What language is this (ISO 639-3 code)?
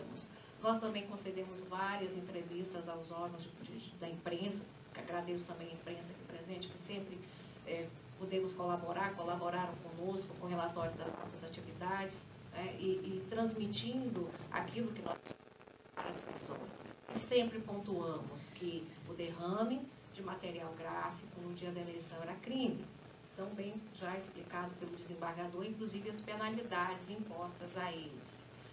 por